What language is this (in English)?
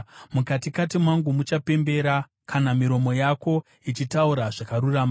Shona